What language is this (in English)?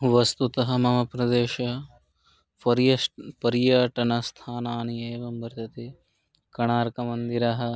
Sanskrit